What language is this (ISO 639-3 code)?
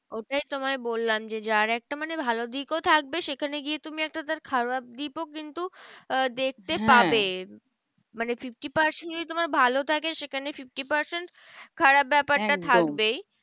ben